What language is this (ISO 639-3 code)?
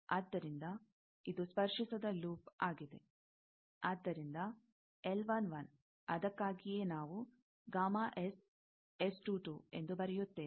kan